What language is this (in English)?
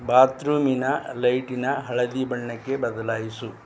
Kannada